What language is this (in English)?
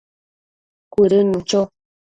Matsés